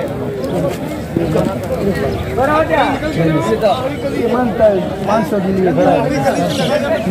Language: Arabic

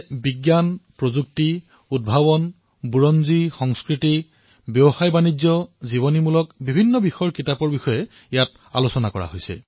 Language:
Assamese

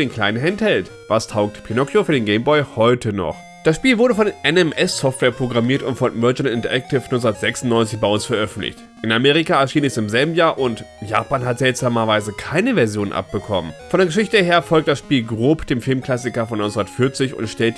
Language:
German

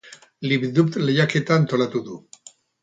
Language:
Basque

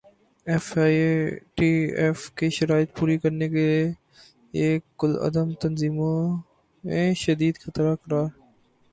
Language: Urdu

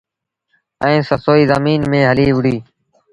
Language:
Sindhi Bhil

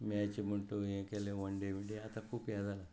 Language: Konkani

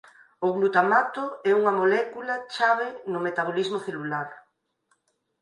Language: Galician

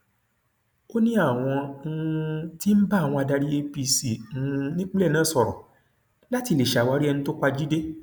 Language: Yoruba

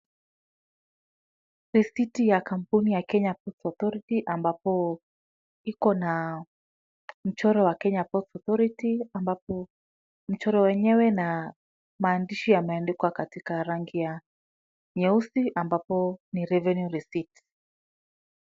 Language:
Swahili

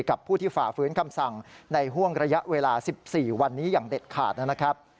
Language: Thai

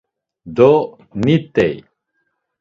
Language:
Laz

